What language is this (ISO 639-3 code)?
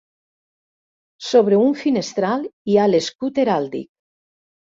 cat